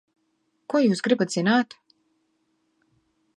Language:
Latvian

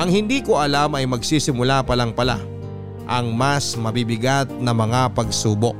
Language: Filipino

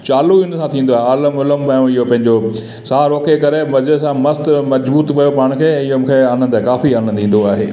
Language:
Sindhi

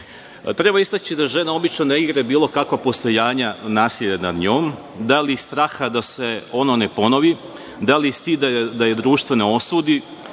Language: Serbian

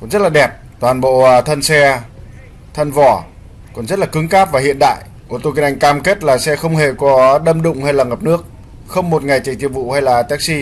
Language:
Vietnamese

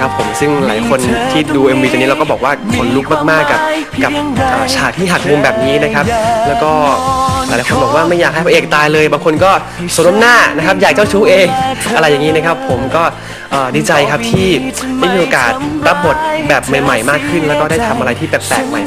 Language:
Thai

